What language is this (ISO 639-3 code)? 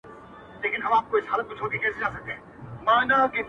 pus